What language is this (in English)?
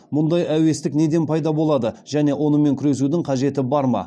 Kazakh